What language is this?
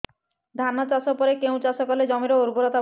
Odia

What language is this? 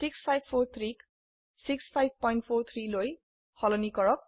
Assamese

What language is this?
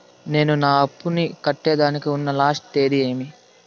Telugu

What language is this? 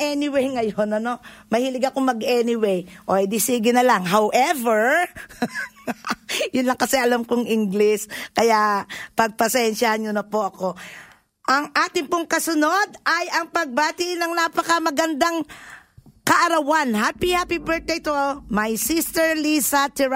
Filipino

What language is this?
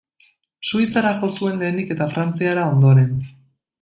Basque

